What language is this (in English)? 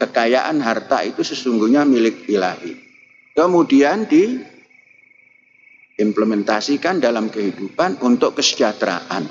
Indonesian